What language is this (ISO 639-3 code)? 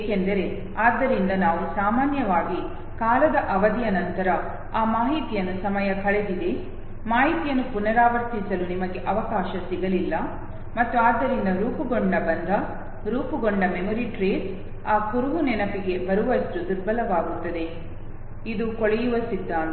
kan